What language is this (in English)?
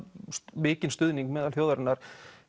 Icelandic